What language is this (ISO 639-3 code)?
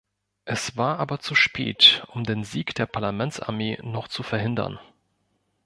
deu